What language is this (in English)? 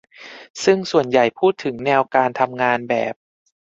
Thai